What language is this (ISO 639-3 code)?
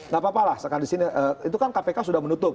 ind